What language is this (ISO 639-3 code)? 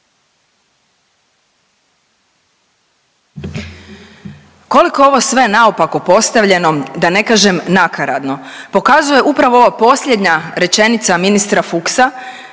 hrv